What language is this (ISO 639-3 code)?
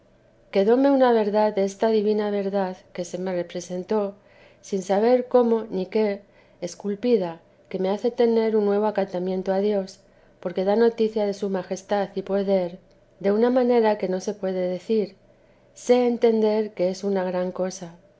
spa